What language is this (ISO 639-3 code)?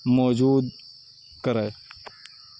urd